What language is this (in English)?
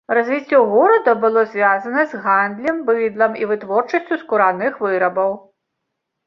Belarusian